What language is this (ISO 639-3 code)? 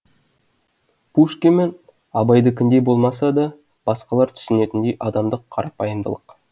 kaz